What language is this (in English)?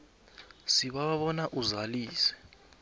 South Ndebele